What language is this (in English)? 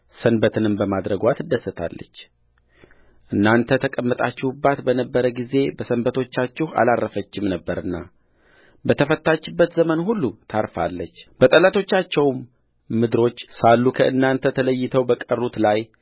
Amharic